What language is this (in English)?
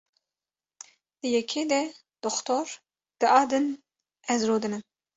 Kurdish